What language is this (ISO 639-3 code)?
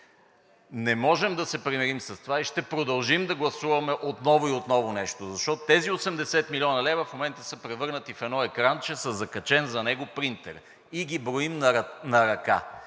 bul